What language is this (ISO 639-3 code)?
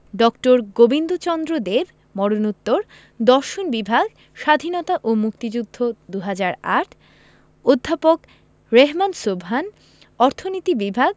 ben